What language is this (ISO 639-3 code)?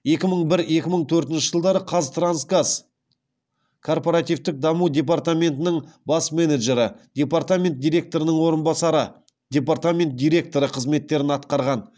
kaz